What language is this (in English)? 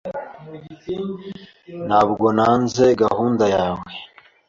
Kinyarwanda